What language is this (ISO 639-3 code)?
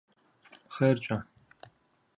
kbd